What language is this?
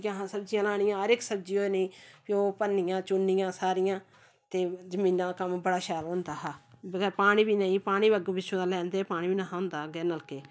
Dogri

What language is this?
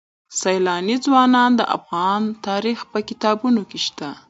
Pashto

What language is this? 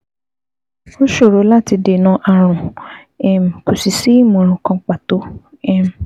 Yoruba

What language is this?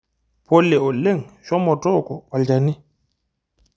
Masai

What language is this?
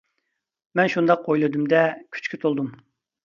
Uyghur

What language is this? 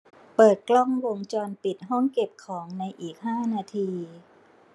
Thai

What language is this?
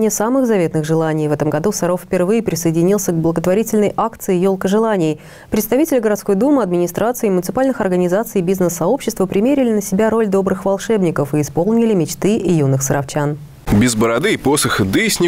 Russian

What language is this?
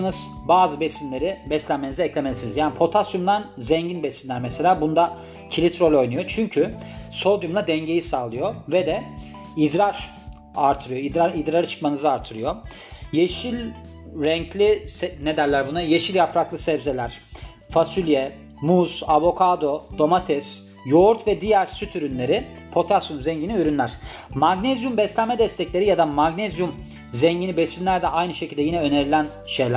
Turkish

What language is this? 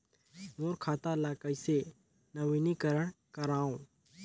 Chhattisgarhi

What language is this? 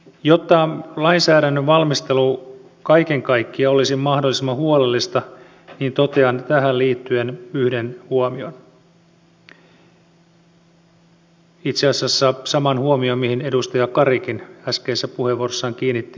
Finnish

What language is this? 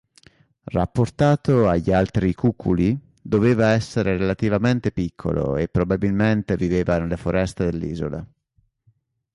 Italian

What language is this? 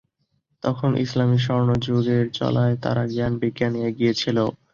Bangla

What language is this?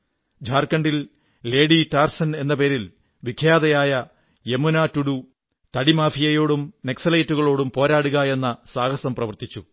Malayalam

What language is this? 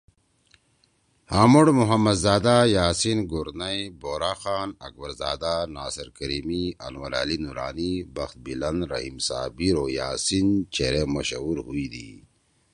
Torwali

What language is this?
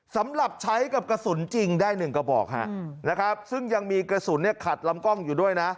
Thai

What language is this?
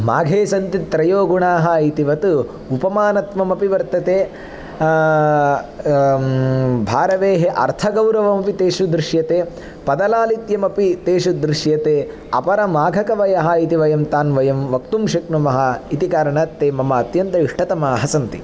Sanskrit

